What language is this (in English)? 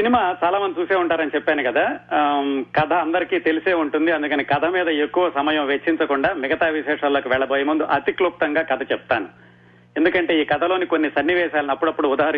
Telugu